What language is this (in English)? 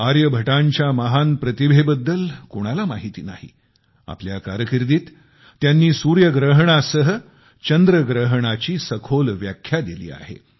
Marathi